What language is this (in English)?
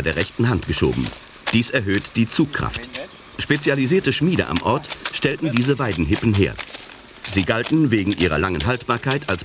German